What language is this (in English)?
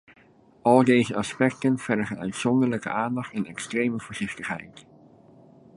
Dutch